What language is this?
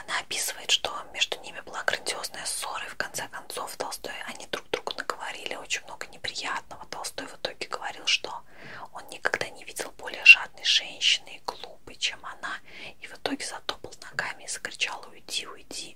Russian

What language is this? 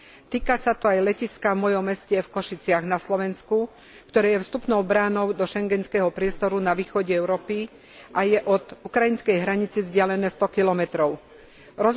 Slovak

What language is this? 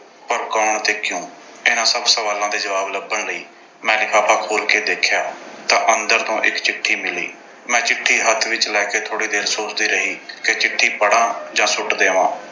Punjabi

